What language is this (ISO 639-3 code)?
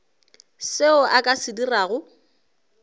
nso